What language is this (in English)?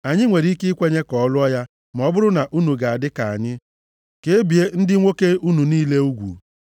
Igbo